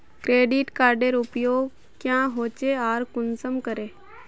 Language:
Magahi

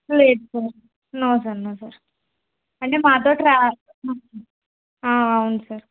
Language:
Telugu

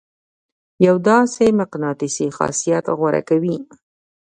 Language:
Pashto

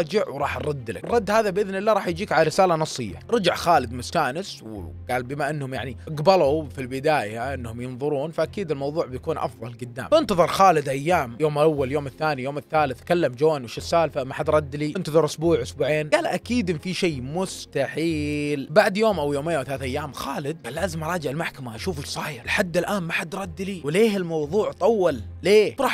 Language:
Arabic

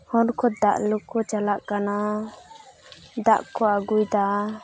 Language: Santali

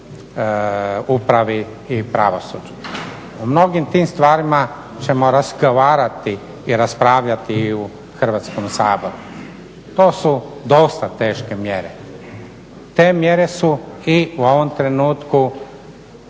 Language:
Croatian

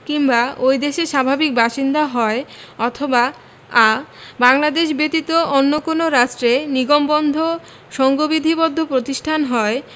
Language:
Bangla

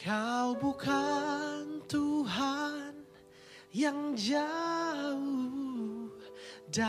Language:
Indonesian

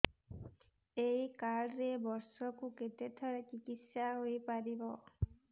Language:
Odia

